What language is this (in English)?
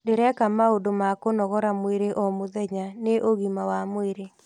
Kikuyu